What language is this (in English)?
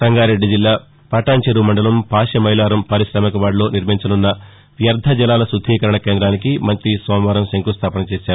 Telugu